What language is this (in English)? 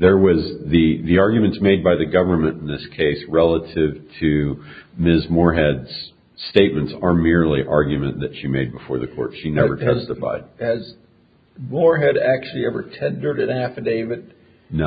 English